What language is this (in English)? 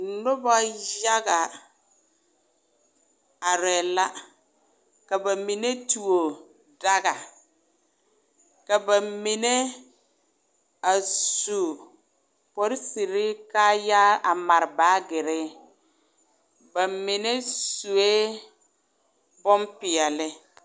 Southern Dagaare